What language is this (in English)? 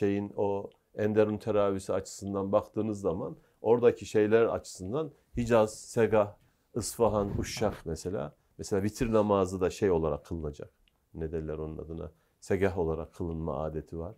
Turkish